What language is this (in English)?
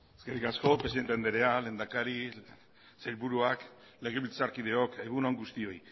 Basque